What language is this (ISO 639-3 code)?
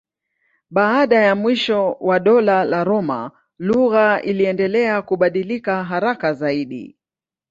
swa